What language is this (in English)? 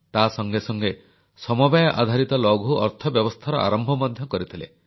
Odia